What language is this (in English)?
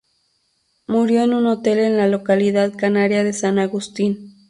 Spanish